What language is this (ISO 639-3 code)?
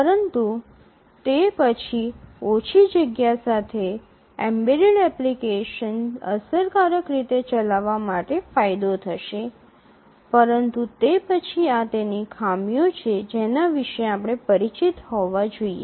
guj